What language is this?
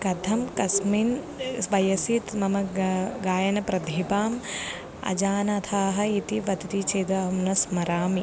Sanskrit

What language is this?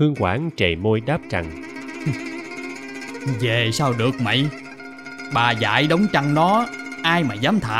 Vietnamese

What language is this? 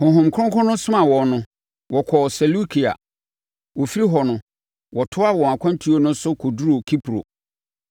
Akan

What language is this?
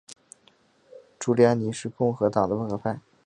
Chinese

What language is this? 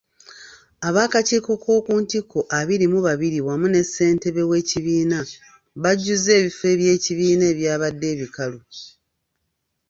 Ganda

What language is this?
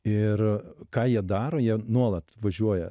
Lithuanian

